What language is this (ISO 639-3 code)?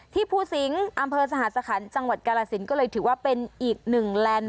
tha